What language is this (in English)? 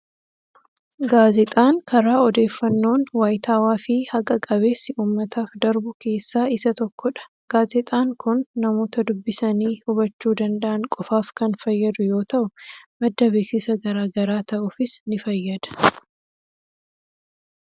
Oromo